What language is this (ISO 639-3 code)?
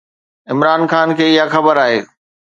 snd